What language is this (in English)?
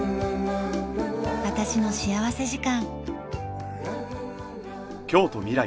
Japanese